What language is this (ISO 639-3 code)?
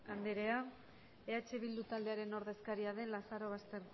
eus